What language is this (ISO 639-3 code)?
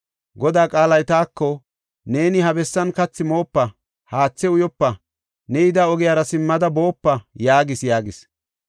gof